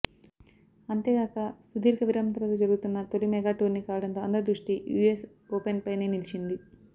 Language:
Telugu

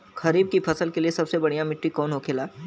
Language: Bhojpuri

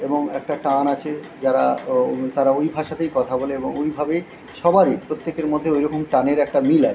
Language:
Bangla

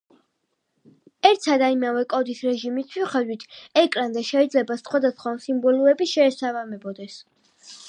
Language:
Georgian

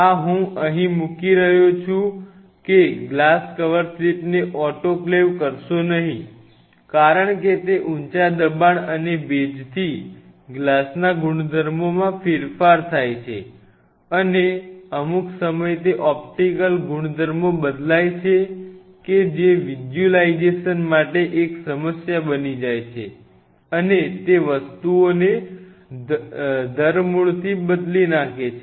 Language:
Gujarati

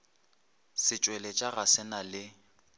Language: Northern Sotho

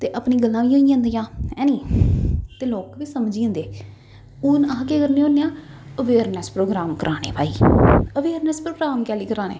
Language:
Dogri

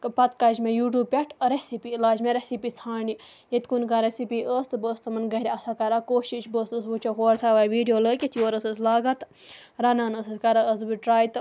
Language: Kashmiri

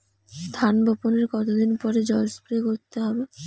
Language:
Bangla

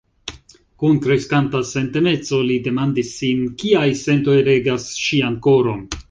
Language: Esperanto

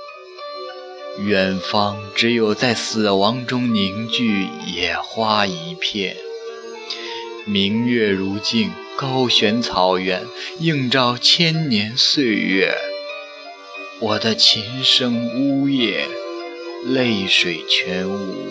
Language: Chinese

